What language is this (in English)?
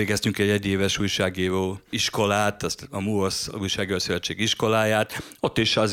Hungarian